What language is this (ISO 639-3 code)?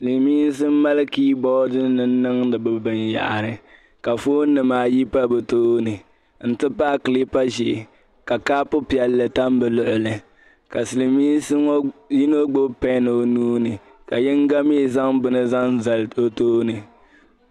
dag